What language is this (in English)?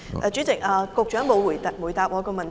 Cantonese